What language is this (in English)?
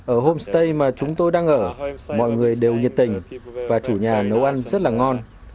Vietnamese